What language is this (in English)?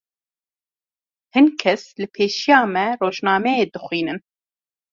Kurdish